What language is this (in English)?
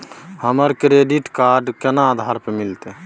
Maithili